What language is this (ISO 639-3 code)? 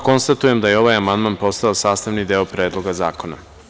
srp